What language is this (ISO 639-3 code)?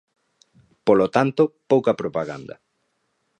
glg